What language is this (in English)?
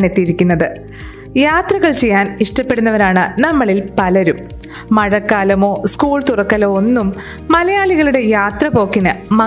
Malayalam